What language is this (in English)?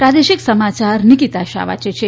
Gujarati